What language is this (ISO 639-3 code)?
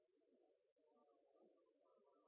nob